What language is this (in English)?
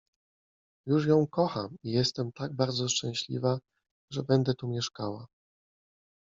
Polish